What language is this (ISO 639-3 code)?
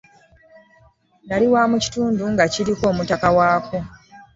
lug